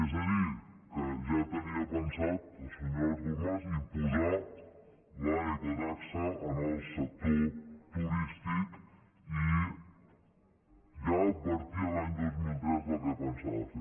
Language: Catalan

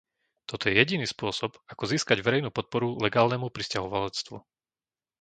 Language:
Slovak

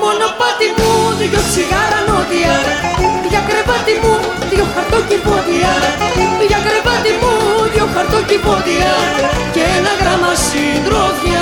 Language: Greek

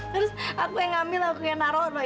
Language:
Indonesian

